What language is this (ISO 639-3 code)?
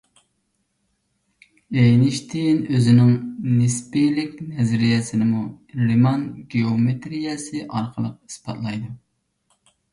uig